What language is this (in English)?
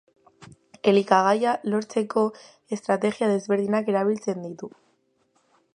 Basque